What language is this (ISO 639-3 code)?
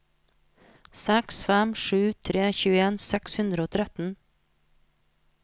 nor